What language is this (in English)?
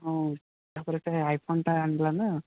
Odia